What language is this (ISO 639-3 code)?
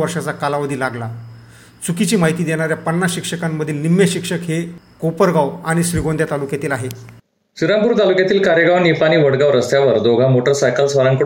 mar